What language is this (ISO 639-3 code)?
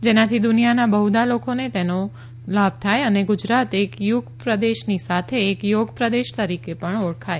guj